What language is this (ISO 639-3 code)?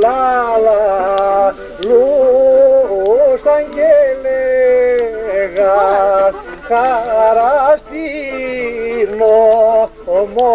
ron